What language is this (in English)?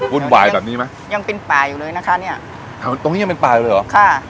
Thai